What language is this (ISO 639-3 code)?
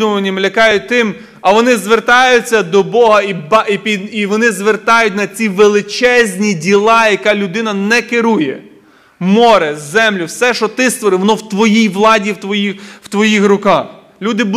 ukr